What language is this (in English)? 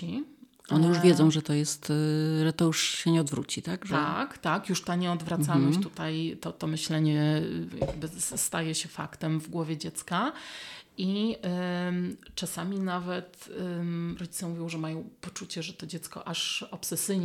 Polish